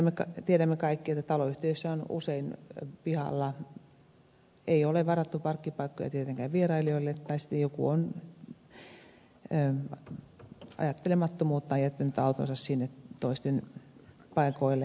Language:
Finnish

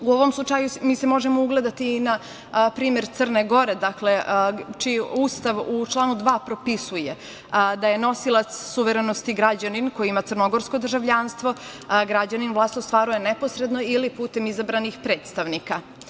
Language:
Serbian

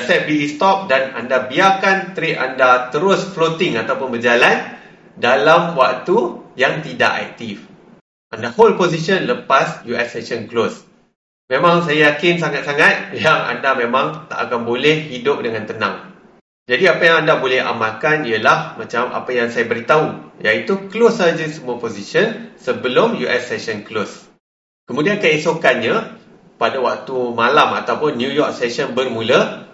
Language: Malay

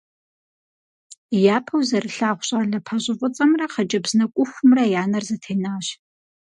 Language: Kabardian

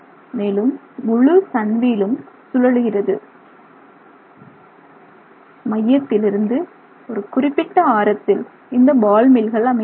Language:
Tamil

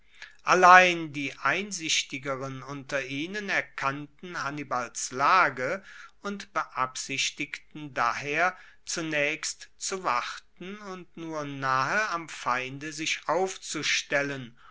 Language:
German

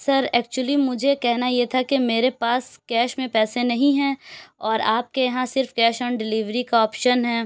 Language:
Urdu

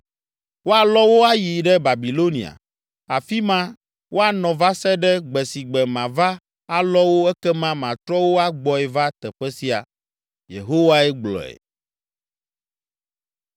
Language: Ewe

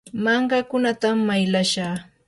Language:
Yanahuanca Pasco Quechua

